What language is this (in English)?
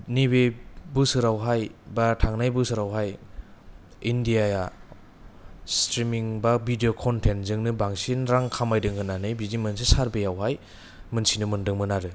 Bodo